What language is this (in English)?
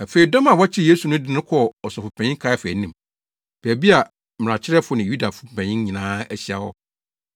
Akan